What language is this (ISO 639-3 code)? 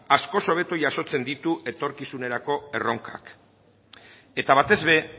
eus